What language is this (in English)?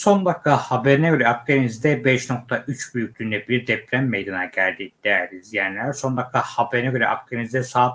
Turkish